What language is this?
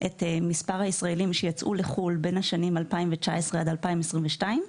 Hebrew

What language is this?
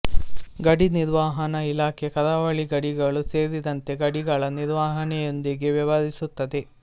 Kannada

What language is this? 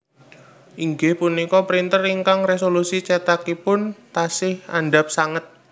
Javanese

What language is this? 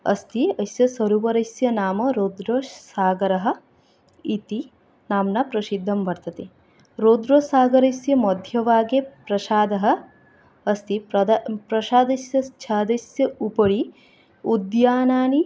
Sanskrit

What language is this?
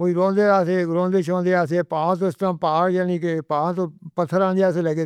Northern Hindko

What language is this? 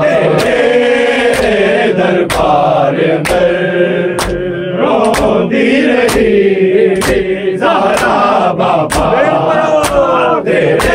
Urdu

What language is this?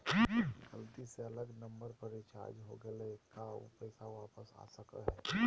Magahi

